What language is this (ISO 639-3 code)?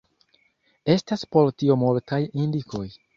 epo